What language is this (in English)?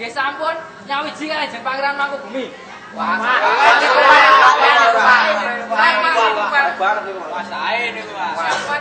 Indonesian